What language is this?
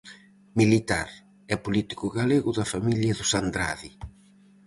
Galician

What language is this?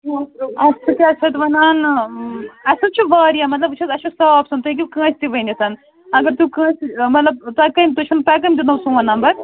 Kashmiri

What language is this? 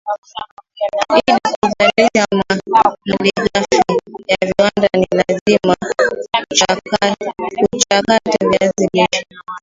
Swahili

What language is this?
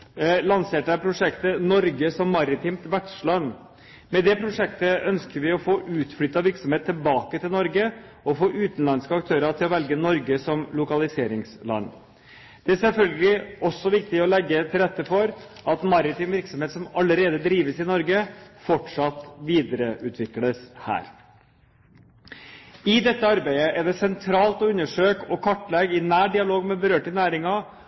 Norwegian Bokmål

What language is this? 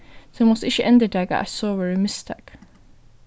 Faroese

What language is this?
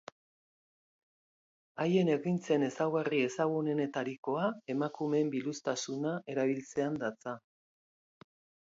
Basque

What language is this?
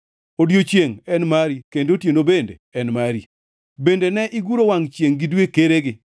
Luo (Kenya and Tanzania)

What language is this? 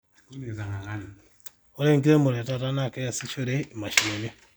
Masai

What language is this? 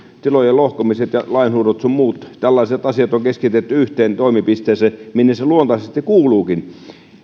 Finnish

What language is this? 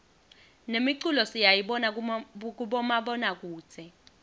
Swati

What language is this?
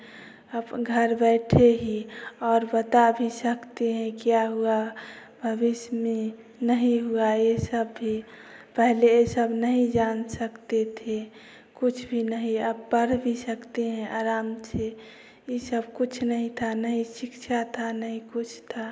Hindi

